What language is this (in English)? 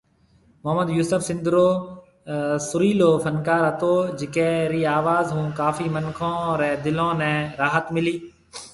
Marwari (Pakistan)